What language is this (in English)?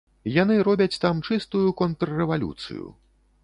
Belarusian